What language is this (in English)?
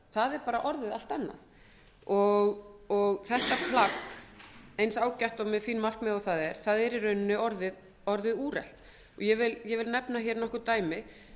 Icelandic